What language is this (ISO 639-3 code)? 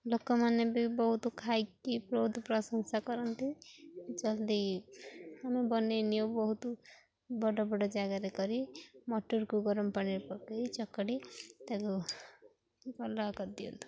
ori